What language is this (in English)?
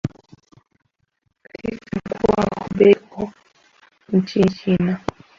Swahili